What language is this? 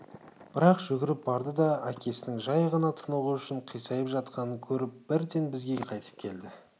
Kazakh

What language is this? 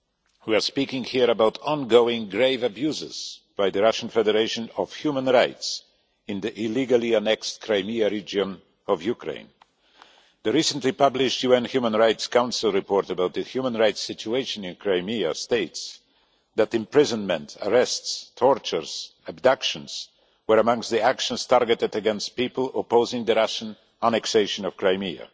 English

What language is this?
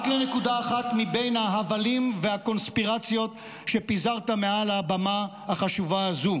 Hebrew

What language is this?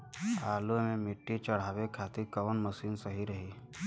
Bhojpuri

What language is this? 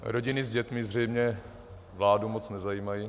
Czech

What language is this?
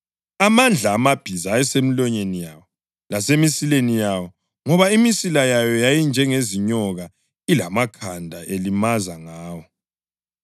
North Ndebele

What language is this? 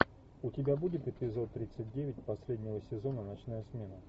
Russian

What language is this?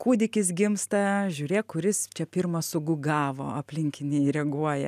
Lithuanian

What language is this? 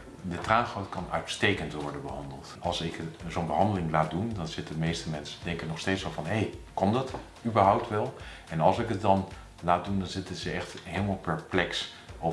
Dutch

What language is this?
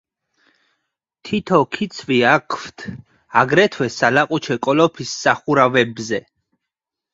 Georgian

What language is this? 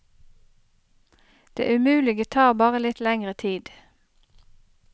Norwegian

